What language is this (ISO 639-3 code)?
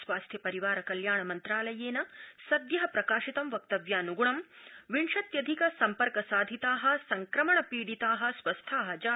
san